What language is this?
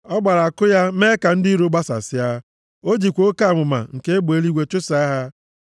Igbo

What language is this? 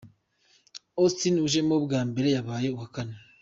Kinyarwanda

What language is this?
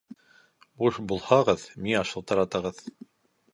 Bashkir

